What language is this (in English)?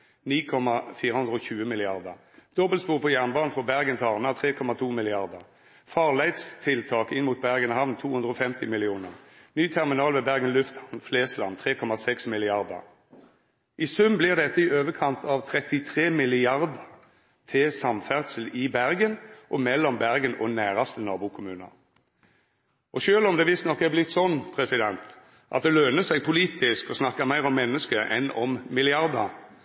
Norwegian Nynorsk